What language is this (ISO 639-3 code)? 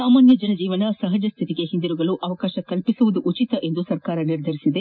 kan